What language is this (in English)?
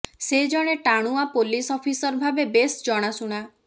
Odia